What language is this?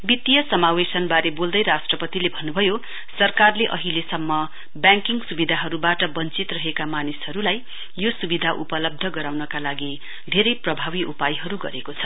Nepali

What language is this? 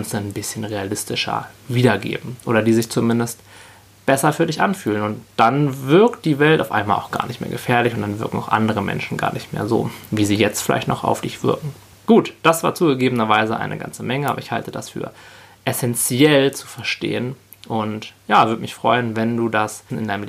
German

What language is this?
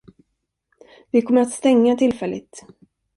Swedish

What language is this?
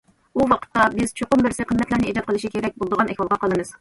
Uyghur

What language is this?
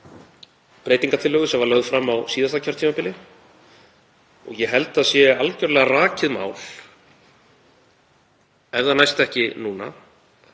Icelandic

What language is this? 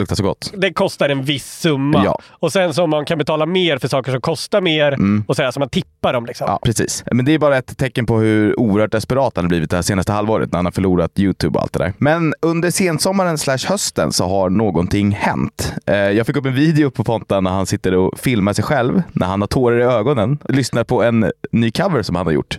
Swedish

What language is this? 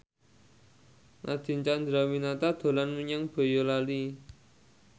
Javanese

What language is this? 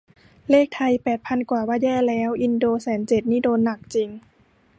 Thai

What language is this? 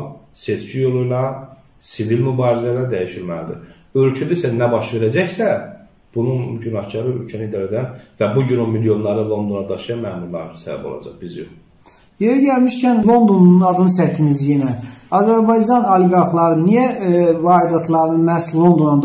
Turkish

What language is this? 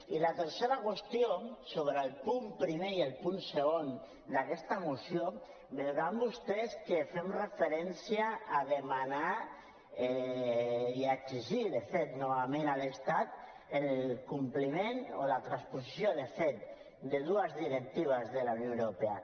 Catalan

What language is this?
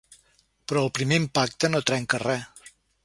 Catalan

